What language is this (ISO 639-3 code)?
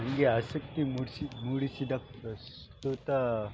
kan